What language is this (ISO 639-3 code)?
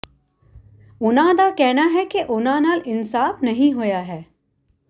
pan